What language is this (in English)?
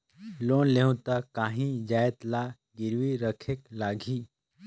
Chhattisgarhi